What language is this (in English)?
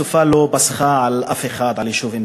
Hebrew